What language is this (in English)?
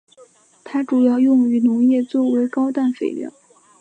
Chinese